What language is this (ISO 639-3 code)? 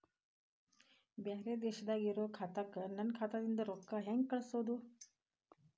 kan